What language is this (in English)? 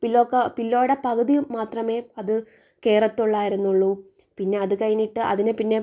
Malayalam